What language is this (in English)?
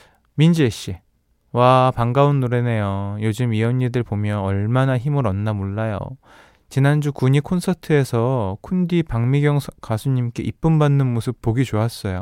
Korean